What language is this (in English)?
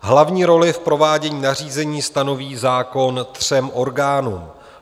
Czech